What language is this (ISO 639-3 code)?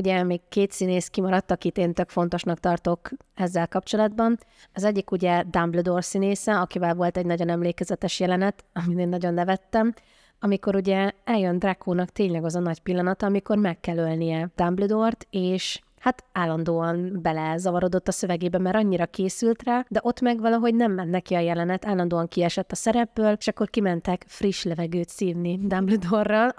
hun